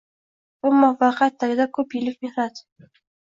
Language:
Uzbek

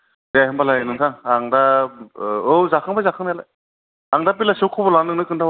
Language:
Bodo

